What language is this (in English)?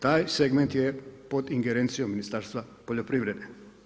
Croatian